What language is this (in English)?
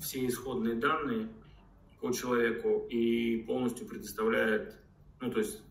Russian